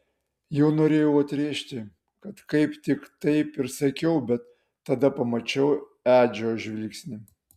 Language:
Lithuanian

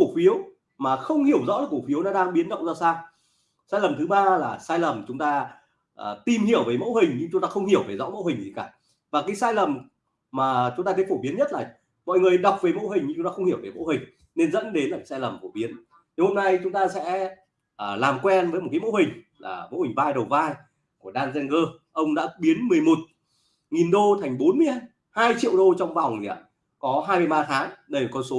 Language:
Vietnamese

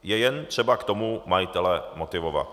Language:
Czech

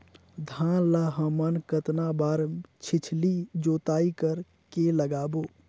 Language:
Chhattisgarhi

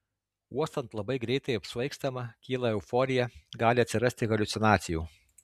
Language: Lithuanian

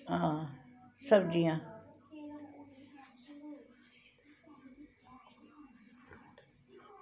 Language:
Dogri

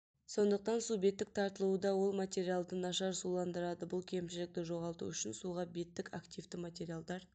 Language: Kazakh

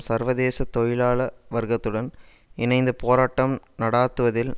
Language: Tamil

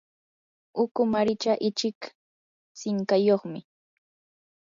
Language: Yanahuanca Pasco Quechua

